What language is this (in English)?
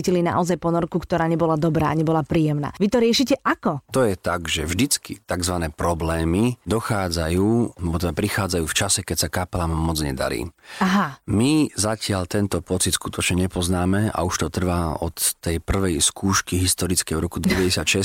Slovak